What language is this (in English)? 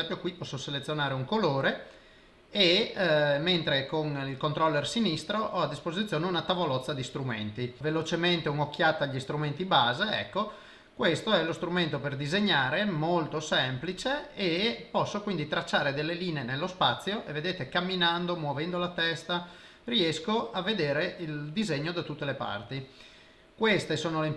Italian